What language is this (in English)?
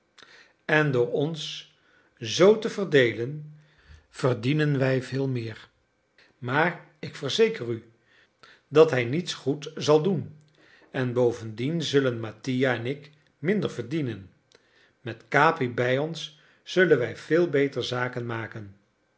Dutch